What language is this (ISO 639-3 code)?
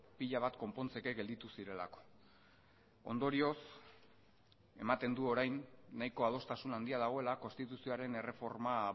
eus